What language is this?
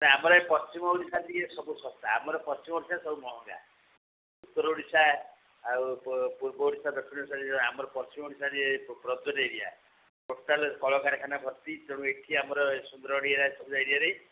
Odia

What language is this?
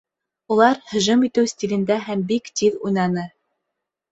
Bashkir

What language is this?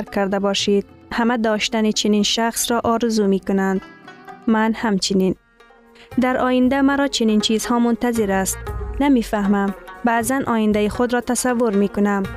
Persian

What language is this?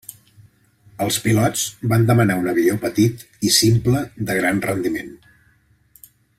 Catalan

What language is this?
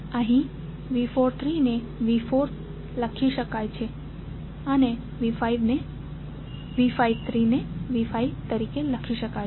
Gujarati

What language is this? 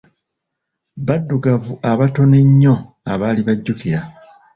Ganda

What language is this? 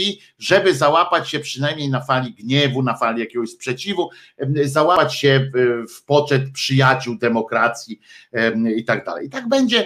Polish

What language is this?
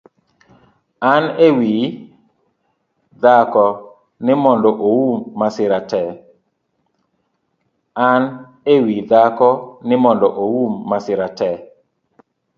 Luo (Kenya and Tanzania)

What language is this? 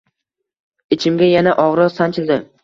Uzbek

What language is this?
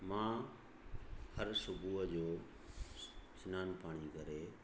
Sindhi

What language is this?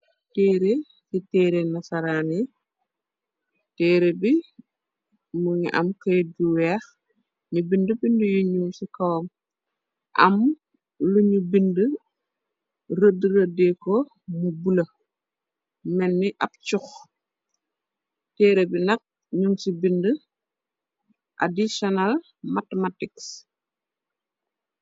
Wolof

